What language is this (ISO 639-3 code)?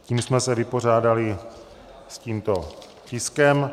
ces